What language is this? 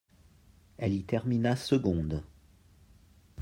French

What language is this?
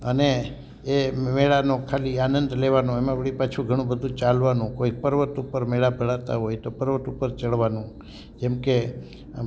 Gujarati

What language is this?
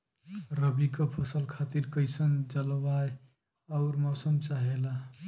Bhojpuri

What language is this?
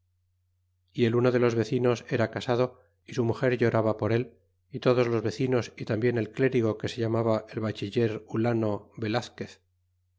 Spanish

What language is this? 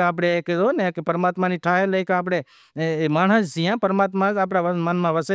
Wadiyara Koli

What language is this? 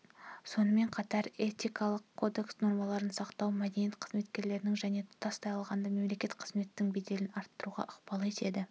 Kazakh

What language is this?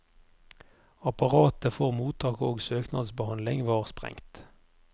Norwegian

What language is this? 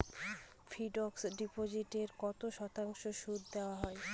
Bangla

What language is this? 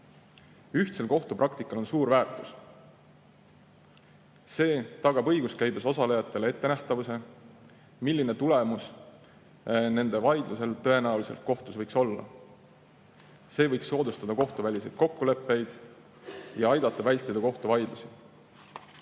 Estonian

